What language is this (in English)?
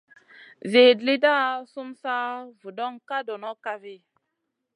Masana